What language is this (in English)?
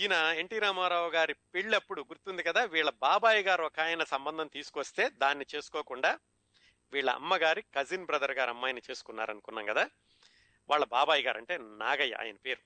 Telugu